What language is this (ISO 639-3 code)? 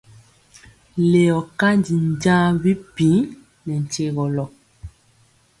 mcx